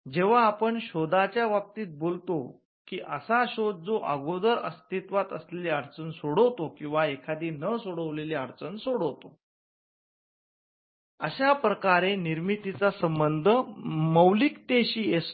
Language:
Marathi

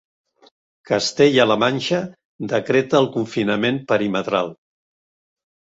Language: Catalan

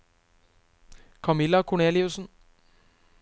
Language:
Norwegian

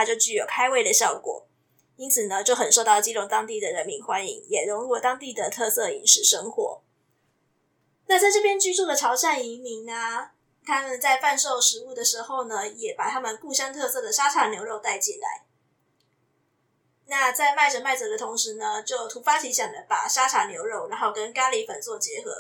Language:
Chinese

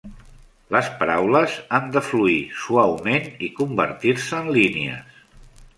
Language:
Catalan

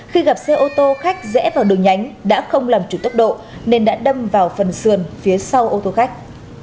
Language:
Vietnamese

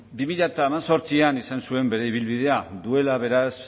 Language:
Basque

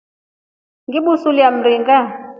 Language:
Rombo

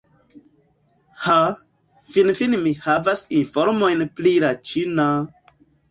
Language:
Esperanto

